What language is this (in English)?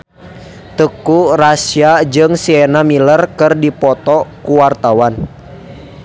Sundanese